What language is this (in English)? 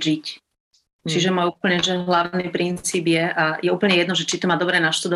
Slovak